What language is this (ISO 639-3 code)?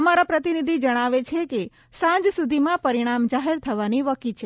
guj